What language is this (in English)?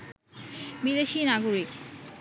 Bangla